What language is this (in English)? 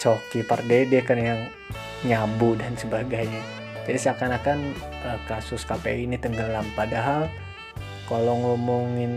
Indonesian